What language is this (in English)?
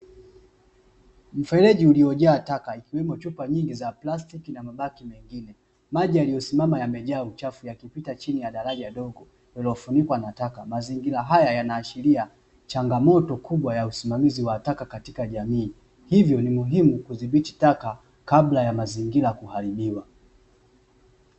Swahili